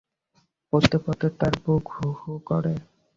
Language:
Bangla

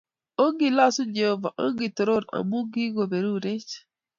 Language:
Kalenjin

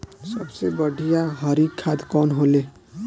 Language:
Bhojpuri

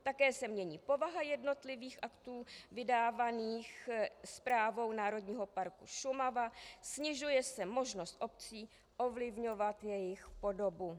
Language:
Czech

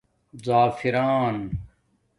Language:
Domaaki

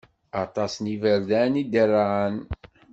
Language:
Kabyle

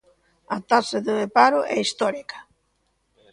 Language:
Galician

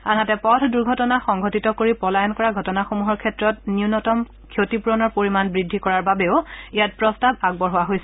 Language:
Assamese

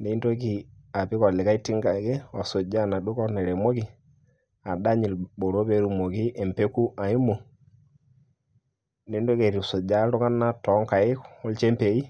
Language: Masai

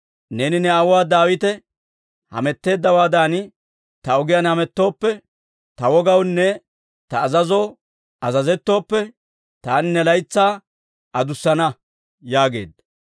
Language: Dawro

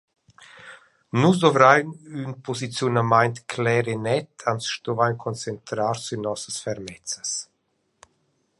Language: Romansh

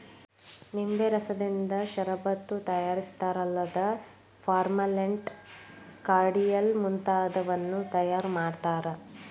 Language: Kannada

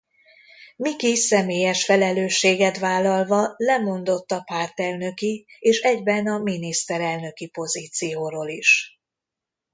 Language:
Hungarian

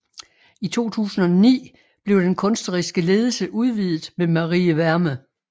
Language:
Danish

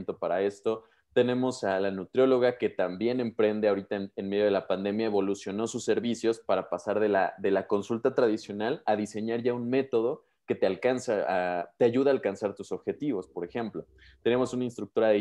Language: Spanish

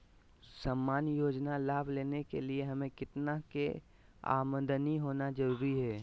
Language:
Magahi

